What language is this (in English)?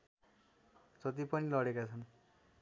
Nepali